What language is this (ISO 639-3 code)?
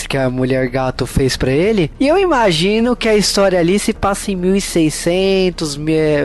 por